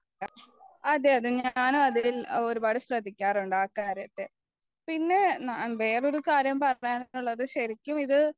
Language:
Malayalam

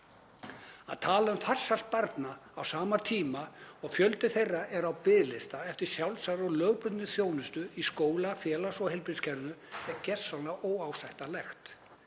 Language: Icelandic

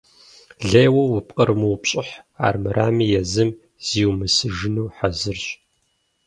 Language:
Kabardian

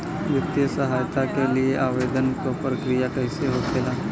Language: Bhojpuri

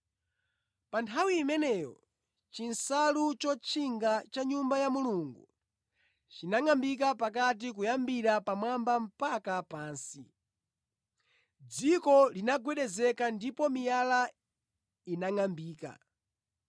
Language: Nyanja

